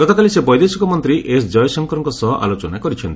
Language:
Odia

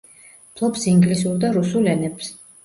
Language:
Georgian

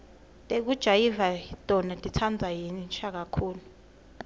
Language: Swati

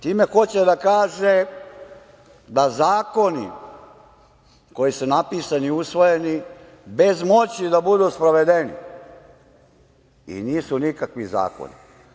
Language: Serbian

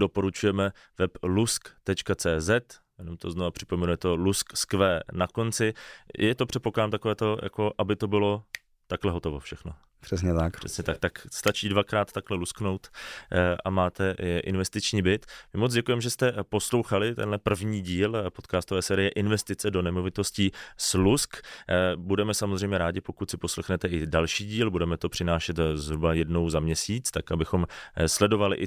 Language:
Czech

